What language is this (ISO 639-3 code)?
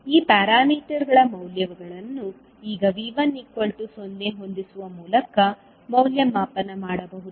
kan